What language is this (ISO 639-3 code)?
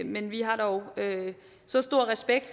dan